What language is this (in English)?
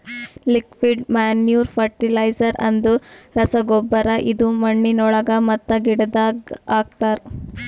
Kannada